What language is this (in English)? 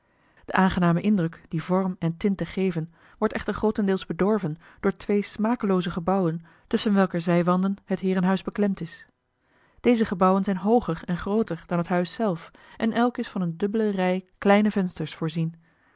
Dutch